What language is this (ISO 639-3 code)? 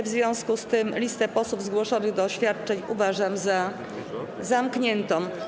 pol